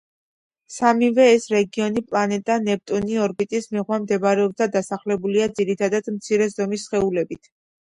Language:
Georgian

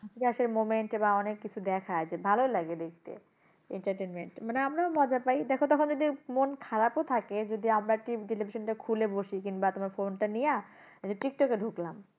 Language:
Bangla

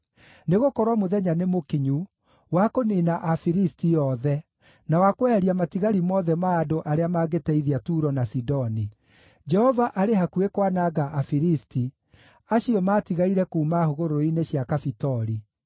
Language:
Kikuyu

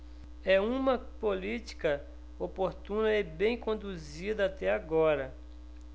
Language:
Portuguese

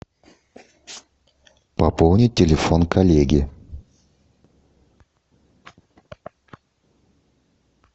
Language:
Russian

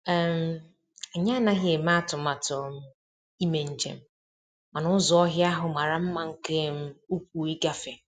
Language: Igbo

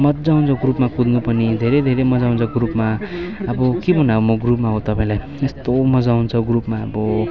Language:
Nepali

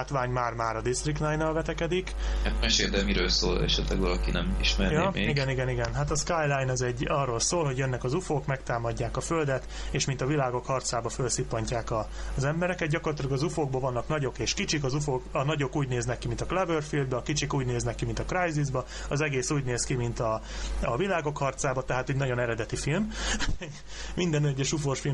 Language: Hungarian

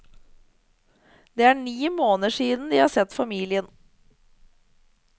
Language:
Norwegian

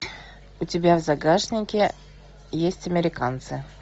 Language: Russian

